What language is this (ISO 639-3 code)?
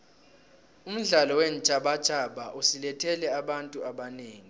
nbl